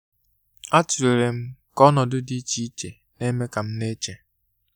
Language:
Igbo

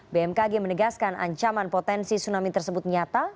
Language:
Indonesian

